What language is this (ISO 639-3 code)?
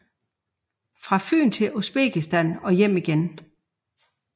dan